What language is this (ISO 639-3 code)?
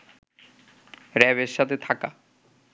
ben